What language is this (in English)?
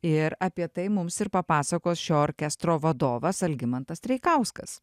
Lithuanian